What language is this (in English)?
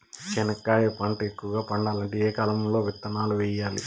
Telugu